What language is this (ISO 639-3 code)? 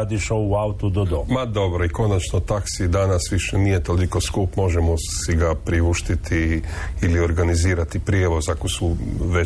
hrv